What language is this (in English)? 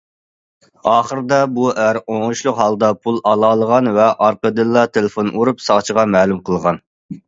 Uyghur